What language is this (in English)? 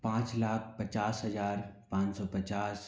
Hindi